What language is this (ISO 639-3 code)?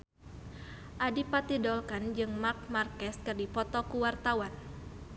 sun